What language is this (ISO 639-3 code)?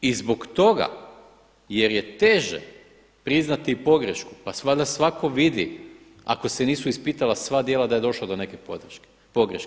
hrv